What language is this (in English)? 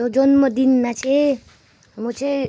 Nepali